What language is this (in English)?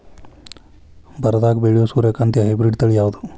Kannada